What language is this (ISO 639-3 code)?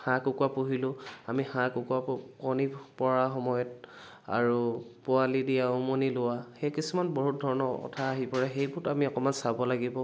asm